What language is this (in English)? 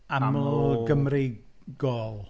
Welsh